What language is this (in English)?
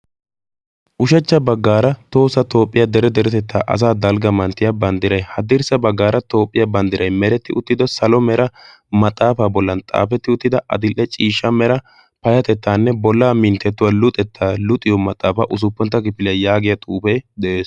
Wolaytta